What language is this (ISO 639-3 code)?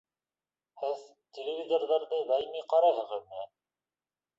bak